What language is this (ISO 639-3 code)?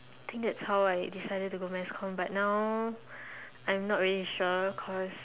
eng